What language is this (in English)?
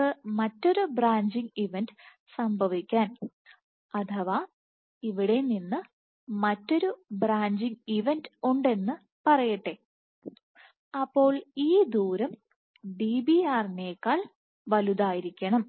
Malayalam